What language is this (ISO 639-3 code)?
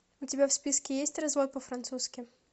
rus